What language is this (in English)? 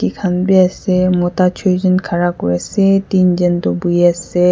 Naga Pidgin